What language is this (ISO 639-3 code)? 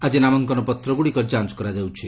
ori